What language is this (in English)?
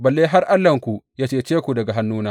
Hausa